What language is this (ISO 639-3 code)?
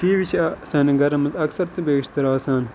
kas